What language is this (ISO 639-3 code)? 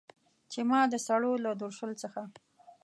pus